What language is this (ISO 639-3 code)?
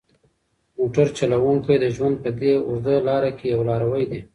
pus